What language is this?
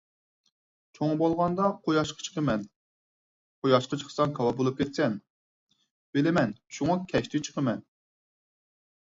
Uyghur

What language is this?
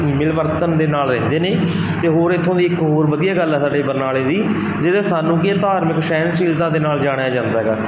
Punjabi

